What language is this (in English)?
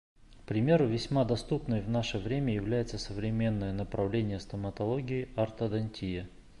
Bashkir